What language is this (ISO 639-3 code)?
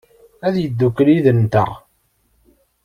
kab